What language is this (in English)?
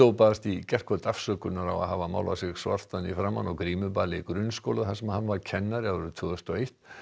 Icelandic